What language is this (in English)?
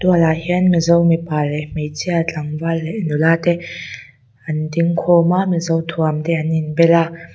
Mizo